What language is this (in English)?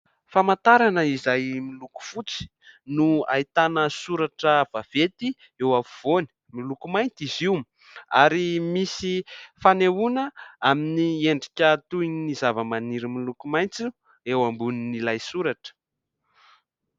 Malagasy